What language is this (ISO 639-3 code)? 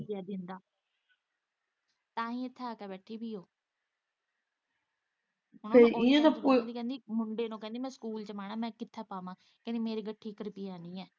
pan